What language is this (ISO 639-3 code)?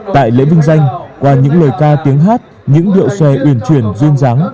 vie